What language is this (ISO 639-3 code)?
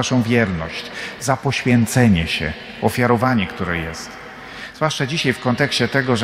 pol